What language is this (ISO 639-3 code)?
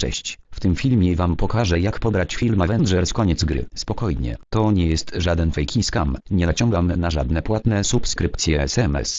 pol